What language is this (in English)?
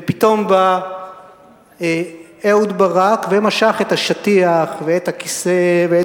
Hebrew